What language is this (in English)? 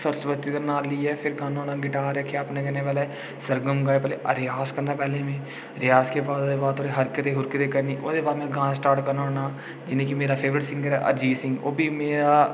Dogri